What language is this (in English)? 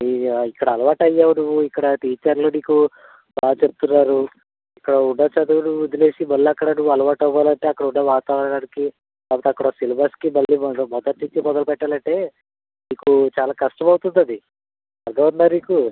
Telugu